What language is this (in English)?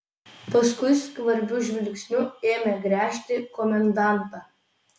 Lithuanian